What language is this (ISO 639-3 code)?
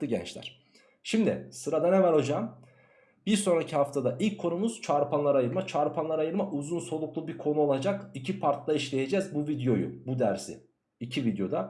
tur